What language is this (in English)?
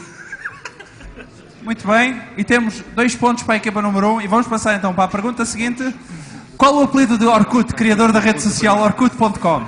Portuguese